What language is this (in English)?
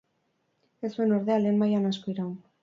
Basque